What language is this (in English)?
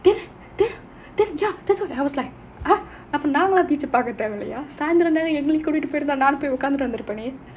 English